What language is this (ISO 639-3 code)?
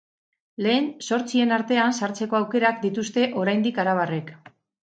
eus